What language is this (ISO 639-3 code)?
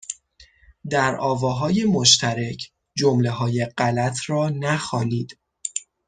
fas